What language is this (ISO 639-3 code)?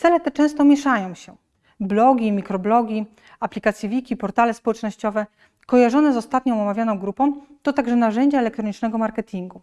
pol